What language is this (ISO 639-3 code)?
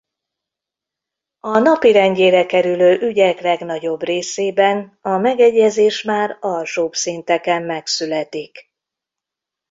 hun